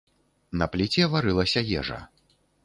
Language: Belarusian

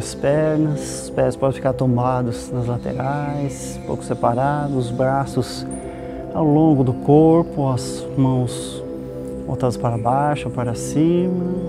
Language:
Portuguese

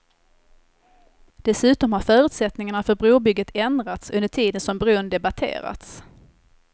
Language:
Swedish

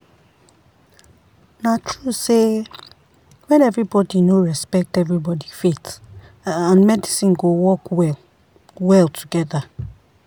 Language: Nigerian Pidgin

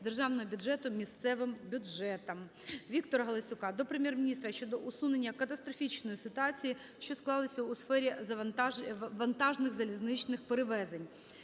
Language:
Ukrainian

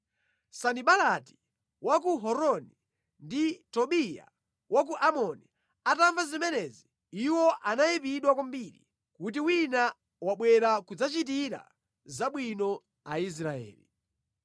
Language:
Nyanja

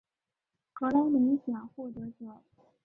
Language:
Chinese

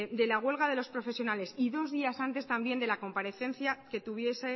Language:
Spanish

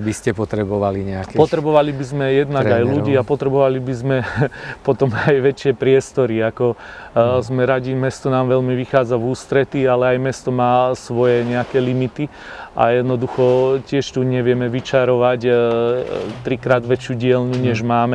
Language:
Slovak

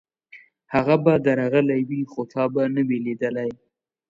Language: Pashto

